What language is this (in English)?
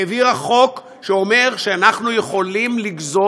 Hebrew